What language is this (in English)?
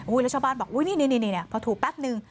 Thai